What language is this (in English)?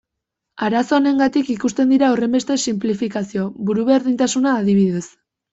Basque